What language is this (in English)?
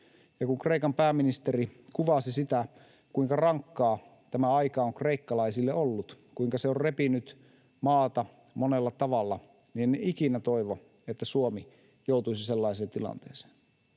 Finnish